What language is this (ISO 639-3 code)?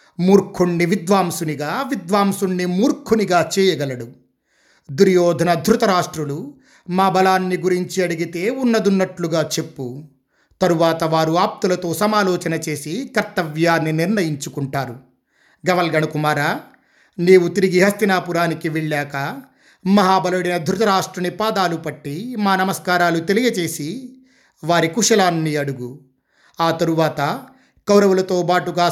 tel